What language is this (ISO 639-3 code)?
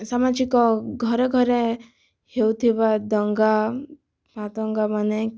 ori